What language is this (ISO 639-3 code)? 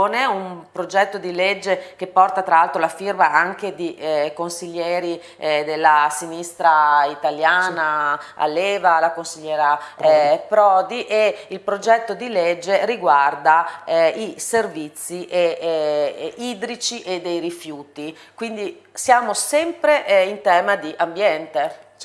ita